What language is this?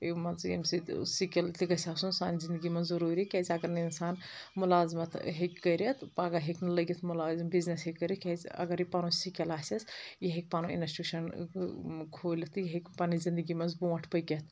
Kashmiri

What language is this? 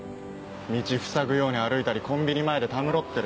Japanese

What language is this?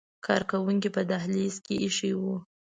Pashto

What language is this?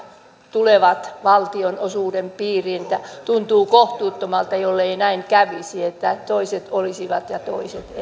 Finnish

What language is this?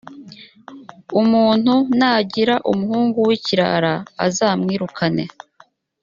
Kinyarwanda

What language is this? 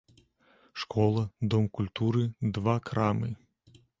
Belarusian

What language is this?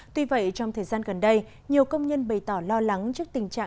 Vietnamese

